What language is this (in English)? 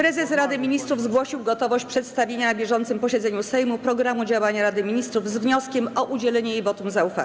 Polish